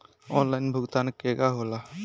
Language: Bhojpuri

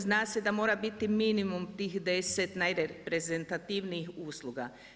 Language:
Croatian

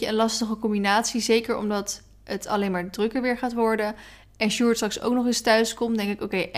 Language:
Dutch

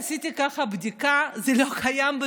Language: Hebrew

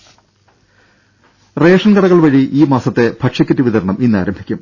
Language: Malayalam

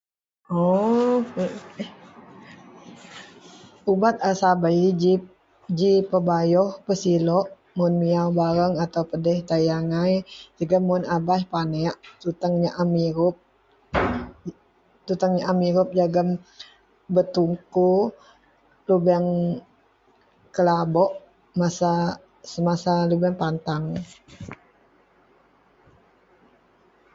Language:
Central Melanau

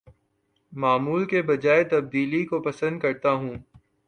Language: Urdu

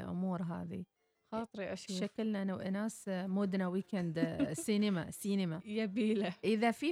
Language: Arabic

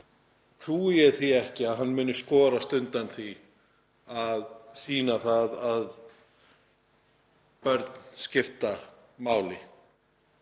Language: Icelandic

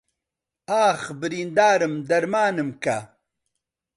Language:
Central Kurdish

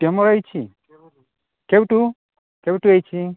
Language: Odia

